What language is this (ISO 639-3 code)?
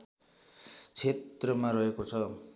nep